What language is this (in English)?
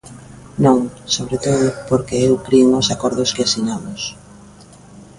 Galician